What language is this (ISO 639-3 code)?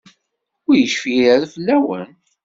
kab